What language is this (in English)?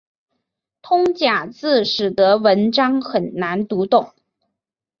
Chinese